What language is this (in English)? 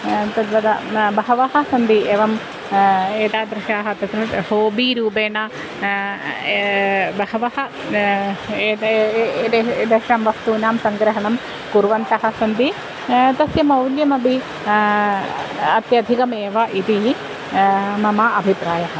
Sanskrit